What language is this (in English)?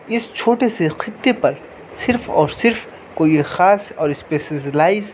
Urdu